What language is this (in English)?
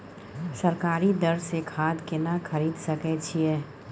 Maithili